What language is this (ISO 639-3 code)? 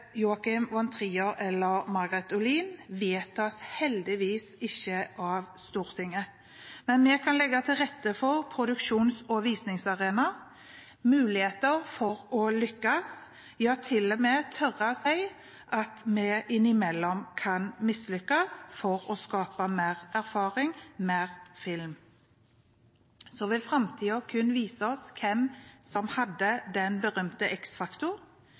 nob